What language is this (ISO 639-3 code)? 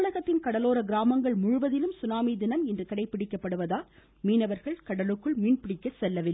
tam